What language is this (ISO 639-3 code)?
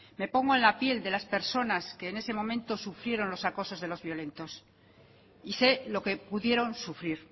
spa